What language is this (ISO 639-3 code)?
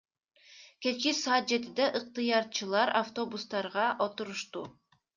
kir